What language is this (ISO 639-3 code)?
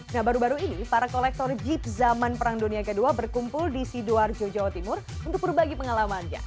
ind